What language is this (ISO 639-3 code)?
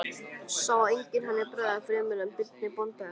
isl